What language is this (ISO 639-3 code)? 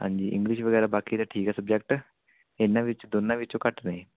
pan